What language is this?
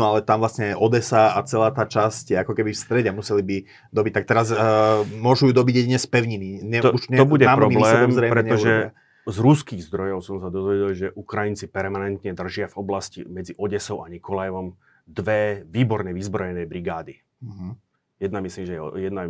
Slovak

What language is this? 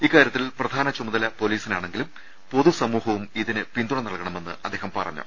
Malayalam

